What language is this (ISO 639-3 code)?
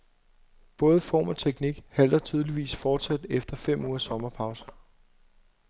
dan